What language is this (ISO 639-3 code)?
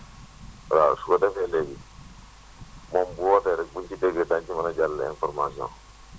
wol